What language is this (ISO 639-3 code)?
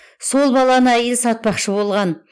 kaz